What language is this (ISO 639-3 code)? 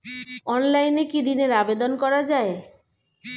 ben